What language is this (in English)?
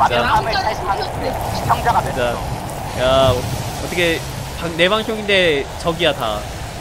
Korean